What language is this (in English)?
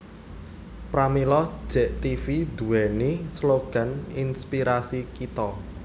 Javanese